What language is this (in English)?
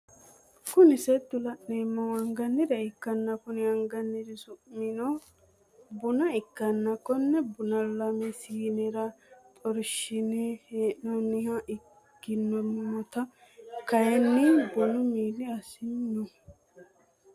Sidamo